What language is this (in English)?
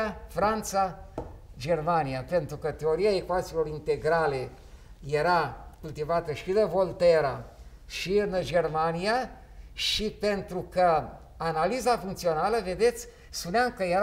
Romanian